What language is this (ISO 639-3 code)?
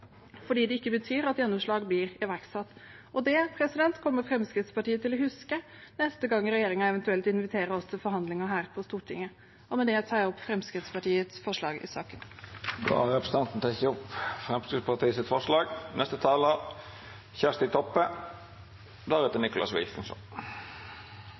nor